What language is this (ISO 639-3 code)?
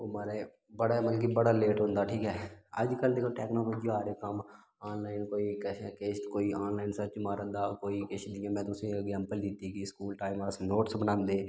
doi